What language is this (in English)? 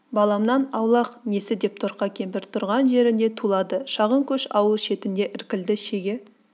Kazakh